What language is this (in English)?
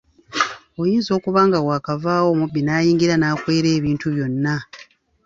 Ganda